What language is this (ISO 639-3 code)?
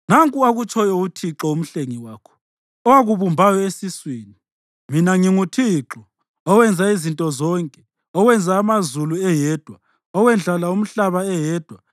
nde